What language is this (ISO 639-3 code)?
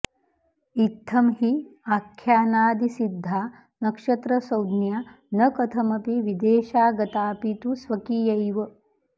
san